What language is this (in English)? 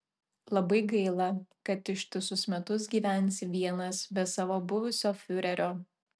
Lithuanian